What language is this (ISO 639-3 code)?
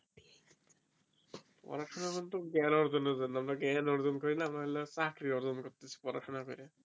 ben